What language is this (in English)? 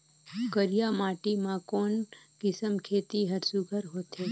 Chhattisgarhi